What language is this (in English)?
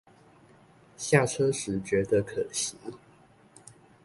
Chinese